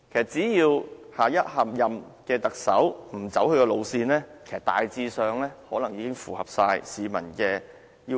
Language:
Cantonese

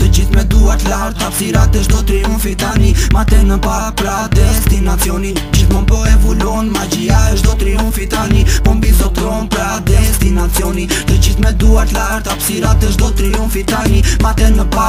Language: Romanian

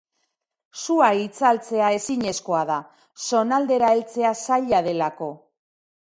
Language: Basque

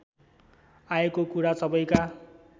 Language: Nepali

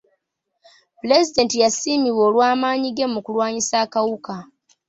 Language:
Ganda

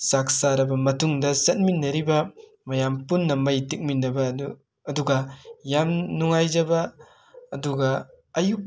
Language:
Manipuri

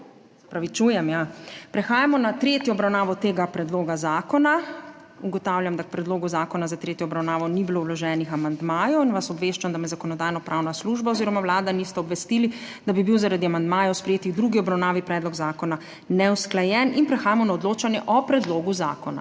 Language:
Slovenian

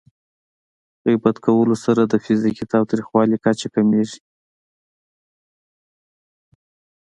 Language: Pashto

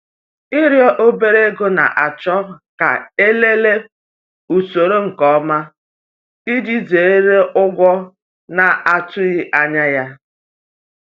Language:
Igbo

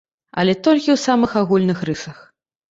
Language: Belarusian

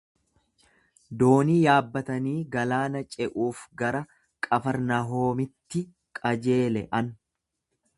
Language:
Oromo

